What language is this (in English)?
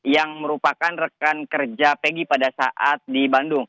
Indonesian